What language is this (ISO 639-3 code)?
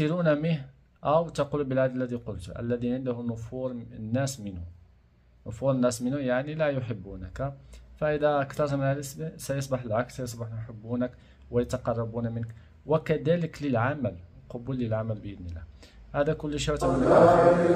ara